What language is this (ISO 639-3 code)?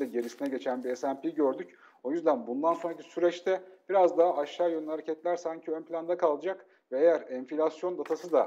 tur